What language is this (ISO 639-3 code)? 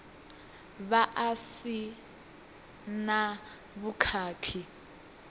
ven